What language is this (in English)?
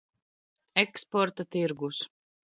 Latvian